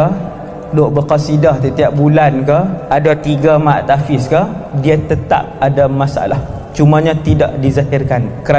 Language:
Malay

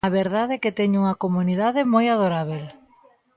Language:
Galician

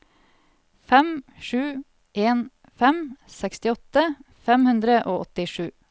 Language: Norwegian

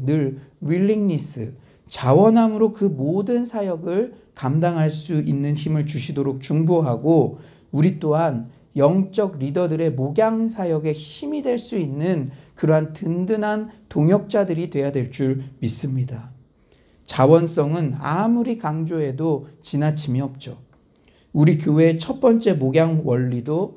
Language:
Korean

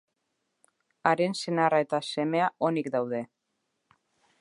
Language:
Basque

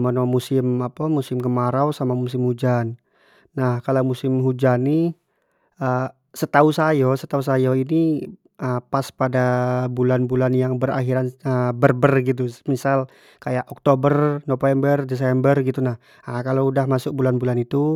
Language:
Jambi Malay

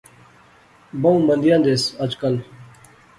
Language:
Pahari-Potwari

